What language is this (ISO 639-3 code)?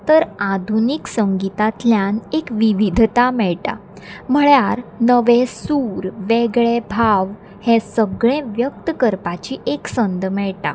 kok